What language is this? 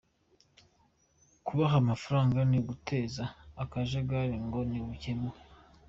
Kinyarwanda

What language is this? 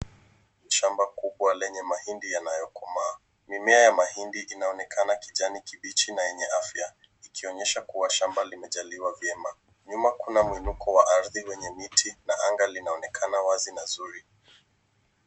Swahili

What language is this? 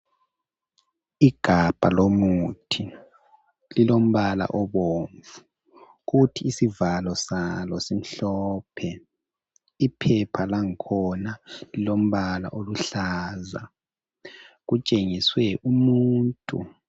North Ndebele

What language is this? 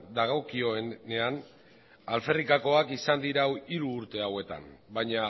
Basque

